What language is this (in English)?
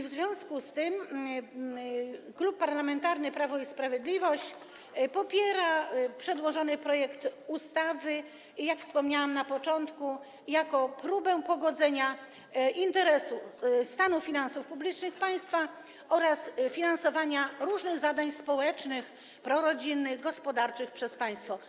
Polish